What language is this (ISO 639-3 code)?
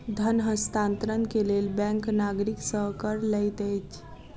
mai